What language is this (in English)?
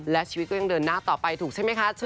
Thai